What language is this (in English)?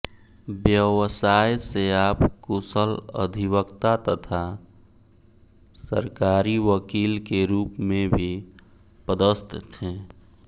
Hindi